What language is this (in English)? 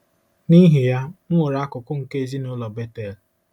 Igbo